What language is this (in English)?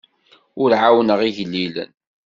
Kabyle